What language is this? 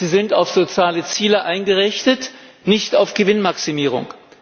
German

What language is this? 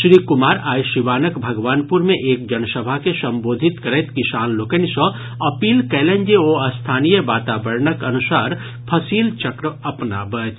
Maithili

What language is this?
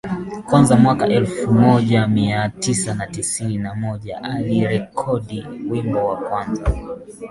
Swahili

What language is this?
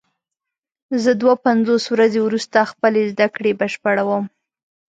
Pashto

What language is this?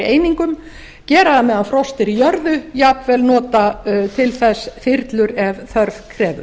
Icelandic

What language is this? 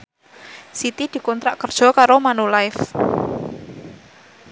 Javanese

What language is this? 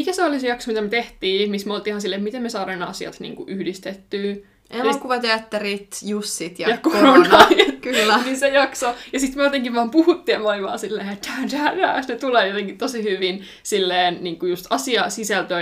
Finnish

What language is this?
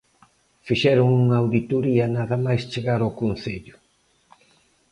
Galician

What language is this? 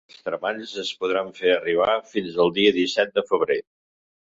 Catalan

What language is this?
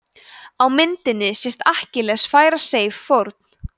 Icelandic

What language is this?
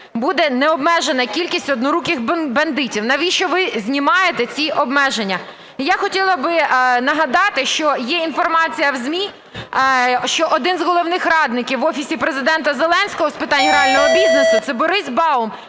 Ukrainian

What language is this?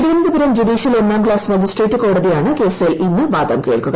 Malayalam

